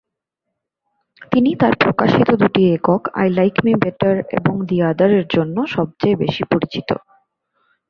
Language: Bangla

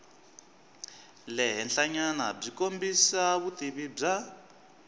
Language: Tsonga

